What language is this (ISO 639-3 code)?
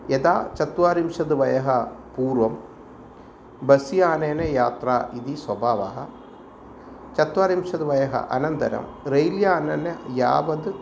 san